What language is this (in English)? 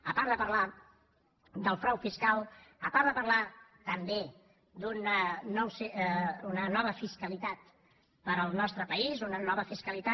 Catalan